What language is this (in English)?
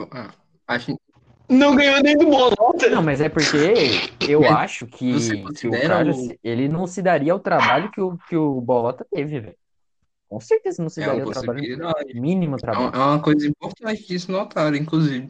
Portuguese